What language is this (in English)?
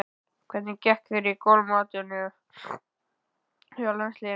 Icelandic